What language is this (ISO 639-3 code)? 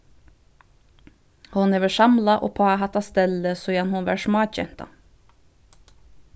fao